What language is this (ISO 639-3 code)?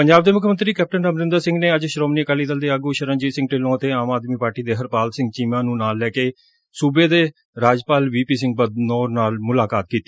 pan